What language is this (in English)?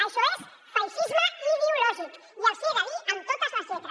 Catalan